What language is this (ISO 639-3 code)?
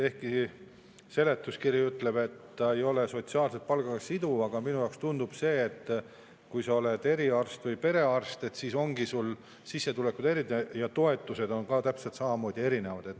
est